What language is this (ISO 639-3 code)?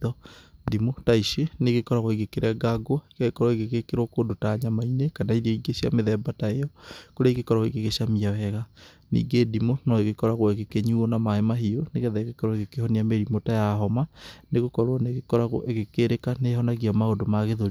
kik